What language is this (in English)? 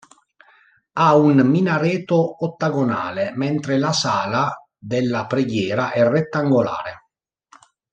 Italian